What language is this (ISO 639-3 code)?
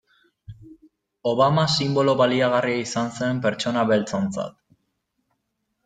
eus